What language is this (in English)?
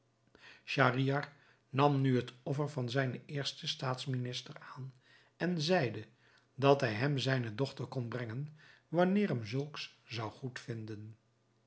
Dutch